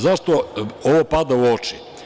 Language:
Serbian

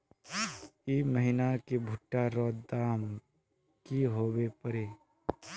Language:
Magahi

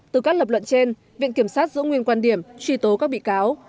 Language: Vietnamese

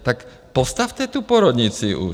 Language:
Czech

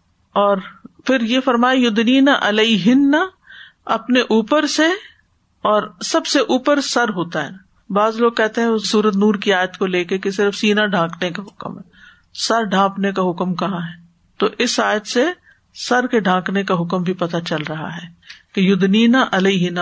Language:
Urdu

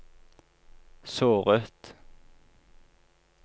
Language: Norwegian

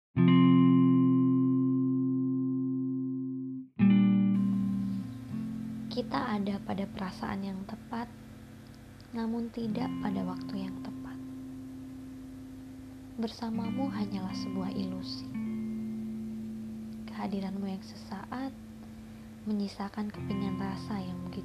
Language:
Indonesian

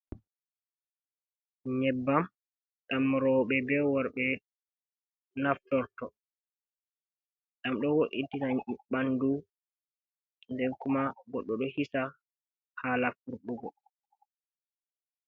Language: Fula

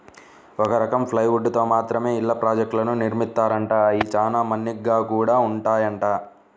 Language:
Telugu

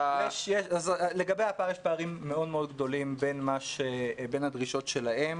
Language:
Hebrew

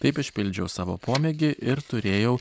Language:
Lithuanian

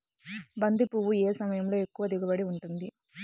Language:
Telugu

